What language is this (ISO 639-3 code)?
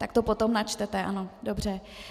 ces